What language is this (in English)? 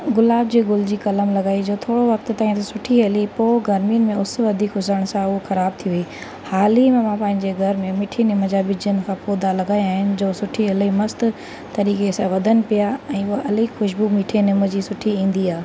Sindhi